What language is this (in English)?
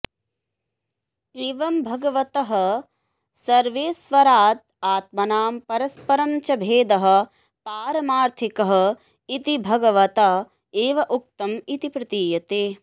Sanskrit